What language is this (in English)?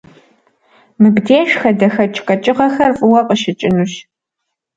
Kabardian